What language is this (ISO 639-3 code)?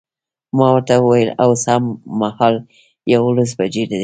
pus